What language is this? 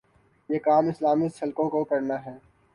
Urdu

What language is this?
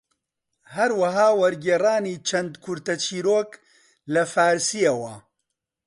Central Kurdish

